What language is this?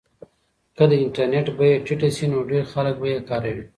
Pashto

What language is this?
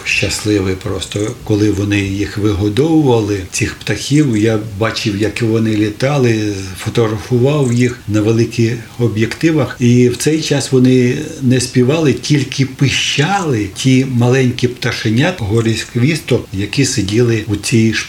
Ukrainian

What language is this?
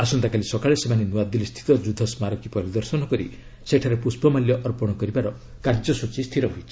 Odia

